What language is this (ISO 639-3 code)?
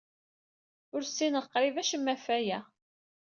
kab